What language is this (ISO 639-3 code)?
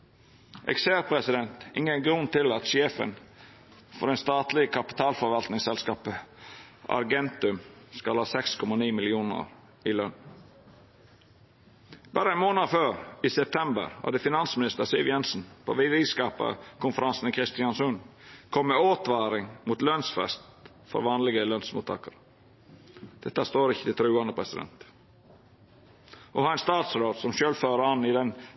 nno